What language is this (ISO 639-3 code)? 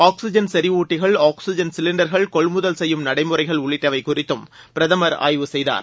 tam